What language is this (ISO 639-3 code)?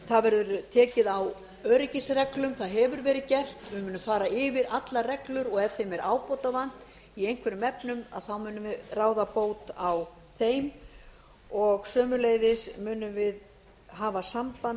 isl